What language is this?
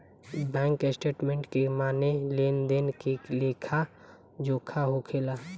Bhojpuri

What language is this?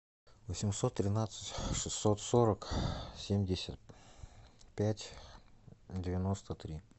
Russian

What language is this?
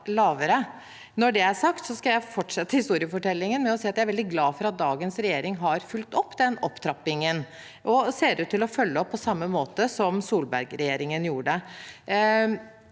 Norwegian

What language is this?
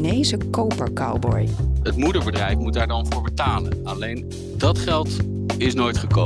Dutch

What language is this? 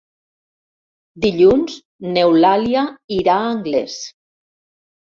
Catalan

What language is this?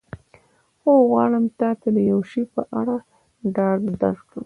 Pashto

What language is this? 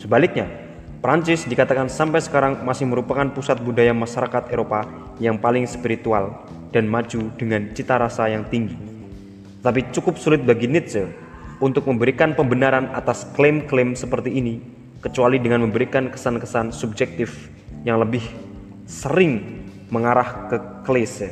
Indonesian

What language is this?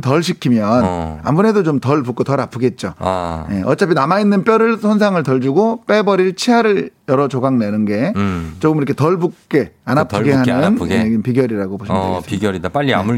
Korean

